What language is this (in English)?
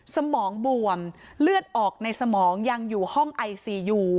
Thai